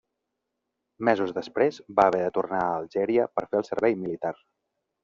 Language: Catalan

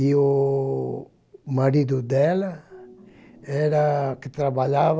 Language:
Portuguese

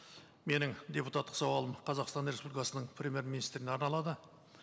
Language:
Kazakh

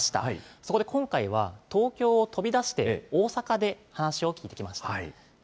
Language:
Japanese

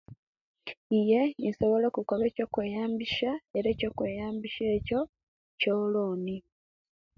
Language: Kenyi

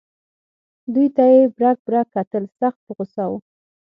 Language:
Pashto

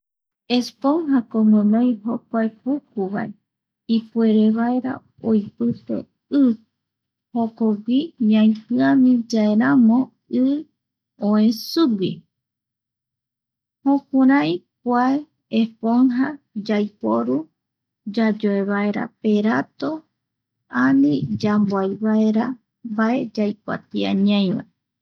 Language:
Eastern Bolivian Guaraní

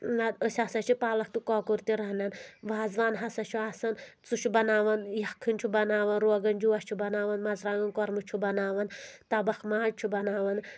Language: Kashmiri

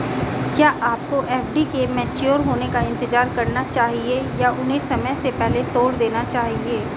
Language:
Hindi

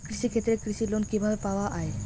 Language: Bangla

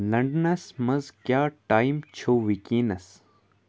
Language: Kashmiri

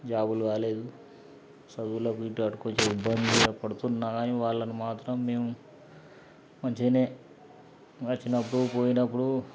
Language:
Telugu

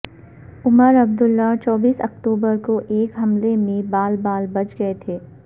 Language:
Urdu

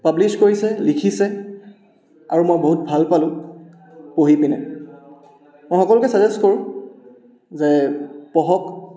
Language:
Assamese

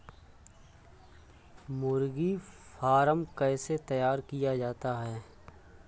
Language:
Hindi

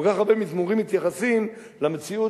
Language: Hebrew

